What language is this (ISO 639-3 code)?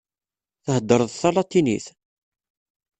kab